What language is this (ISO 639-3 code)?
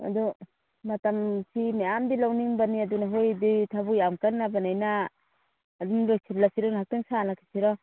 mni